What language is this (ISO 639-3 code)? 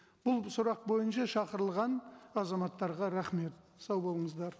kaz